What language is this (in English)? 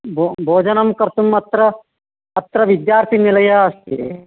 Sanskrit